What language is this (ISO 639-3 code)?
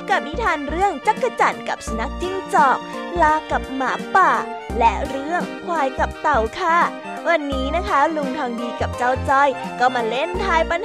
tha